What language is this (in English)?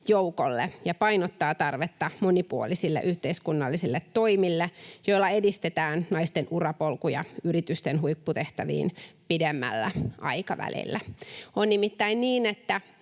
Finnish